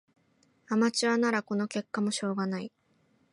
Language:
Japanese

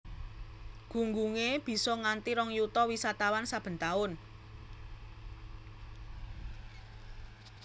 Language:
Javanese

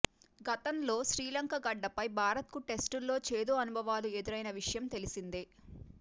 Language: Telugu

